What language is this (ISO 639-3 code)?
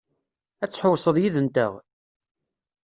kab